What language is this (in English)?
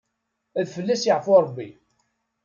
Kabyle